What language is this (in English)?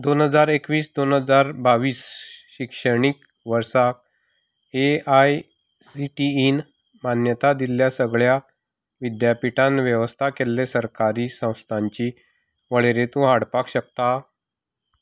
Konkani